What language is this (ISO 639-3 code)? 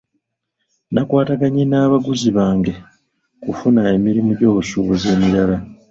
lug